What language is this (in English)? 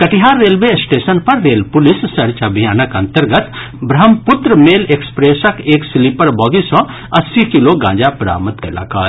Maithili